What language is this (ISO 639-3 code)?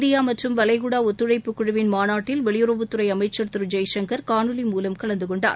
tam